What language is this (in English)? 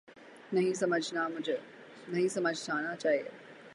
Urdu